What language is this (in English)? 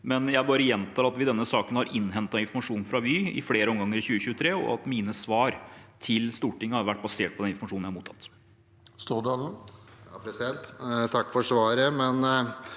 Norwegian